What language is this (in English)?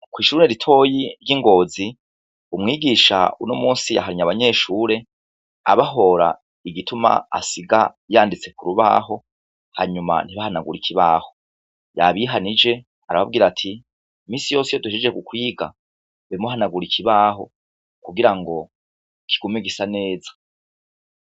Rundi